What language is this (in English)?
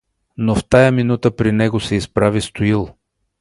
Bulgarian